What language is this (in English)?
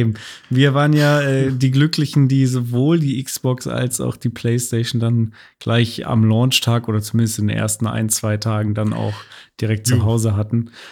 German